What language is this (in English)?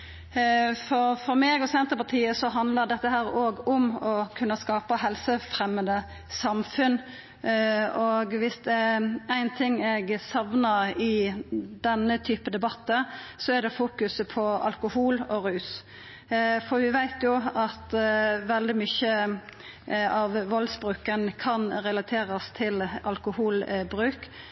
Norwegian Nynorsk